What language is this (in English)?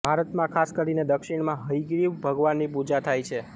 Gujarati